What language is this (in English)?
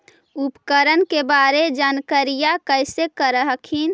Magahi